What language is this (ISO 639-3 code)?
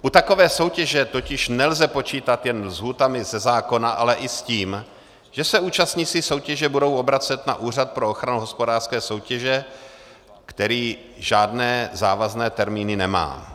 ces